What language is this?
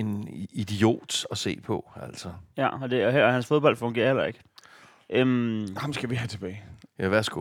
Danish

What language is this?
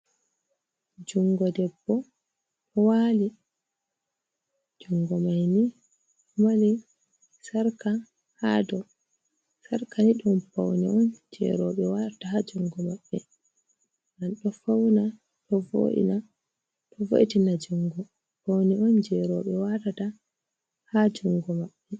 Fula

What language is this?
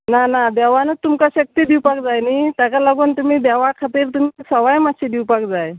Konkani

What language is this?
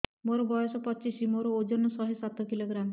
Odia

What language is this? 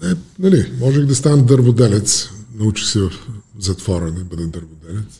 Bulgarian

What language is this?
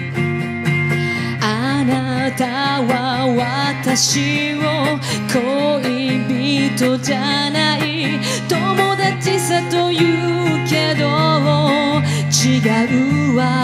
Japanese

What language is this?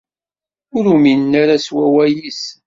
Kabyle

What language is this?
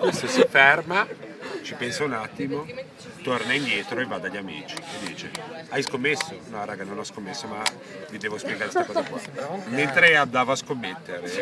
Italian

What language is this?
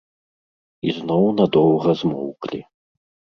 Belarusian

